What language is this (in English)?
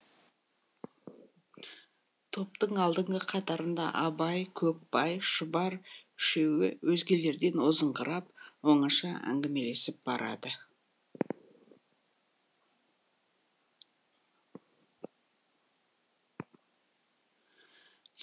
Kazakh